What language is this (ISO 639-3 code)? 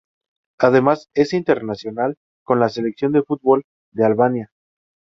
spa